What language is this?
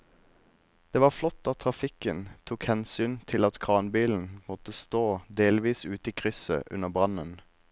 Norwegian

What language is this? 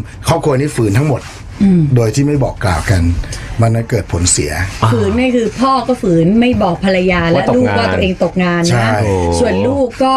Thai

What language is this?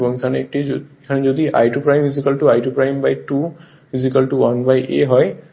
Bangla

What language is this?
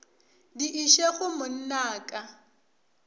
Northern Sotho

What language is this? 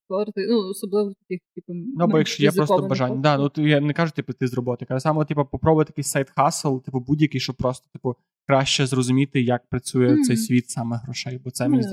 Ukrainian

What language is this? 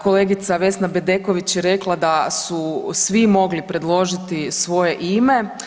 Croatian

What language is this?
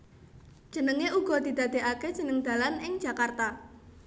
Javanese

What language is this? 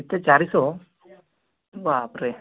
Odia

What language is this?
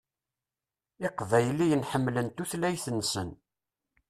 Kabyle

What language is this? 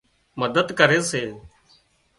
Wadiyara Koli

